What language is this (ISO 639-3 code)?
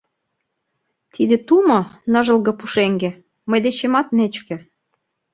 chm